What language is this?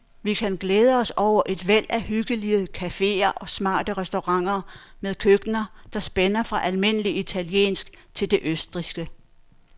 Danish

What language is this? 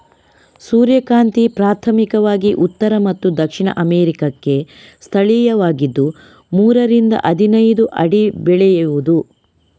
Kannada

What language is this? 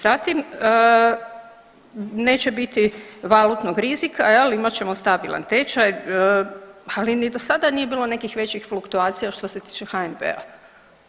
Croatian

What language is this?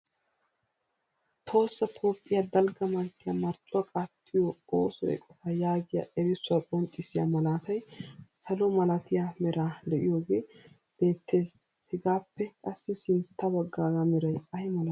Wolaytta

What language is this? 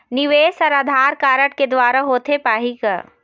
Chhattisgarhi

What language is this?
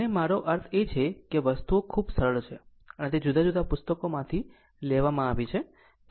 Gujarati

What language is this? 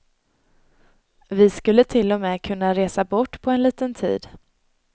Swedish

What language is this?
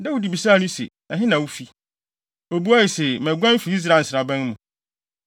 Akan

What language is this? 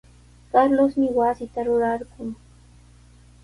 Sihuas Ancash Quechua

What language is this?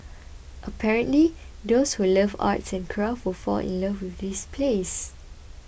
English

